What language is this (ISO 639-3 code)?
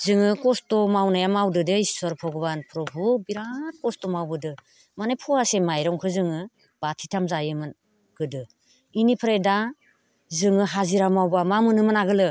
brx